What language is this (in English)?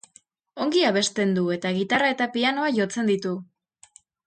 Basque